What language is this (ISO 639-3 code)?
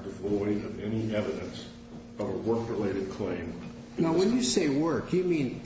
eng